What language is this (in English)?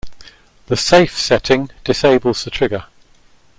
English